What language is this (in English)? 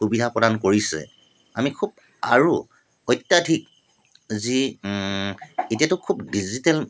Assamese